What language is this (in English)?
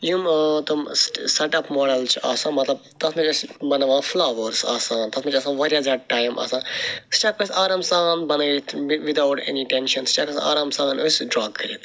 Kashmiri